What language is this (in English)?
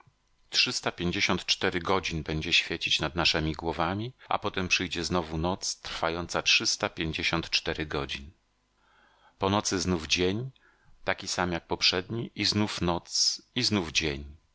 Polish